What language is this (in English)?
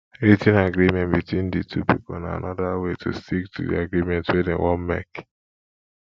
Nigerian Pidgin